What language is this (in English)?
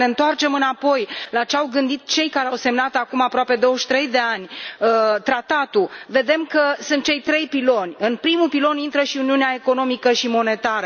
Romanian